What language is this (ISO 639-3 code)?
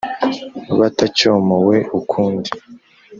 kin